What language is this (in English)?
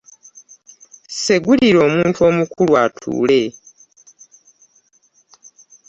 Ganda